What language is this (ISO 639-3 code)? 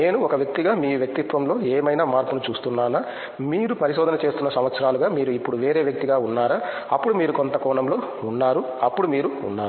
tel